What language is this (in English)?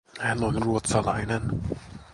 Finnish